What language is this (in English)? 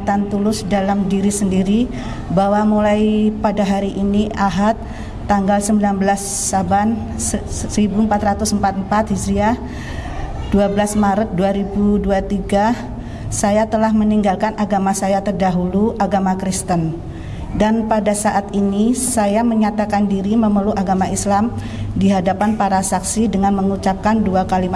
Indonesian